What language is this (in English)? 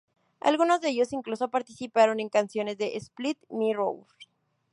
Spanish